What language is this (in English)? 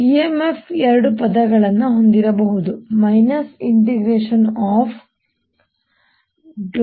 Kannada